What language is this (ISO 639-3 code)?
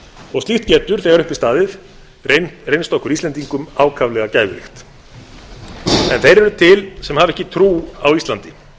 isl